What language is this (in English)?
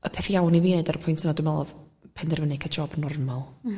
Welsh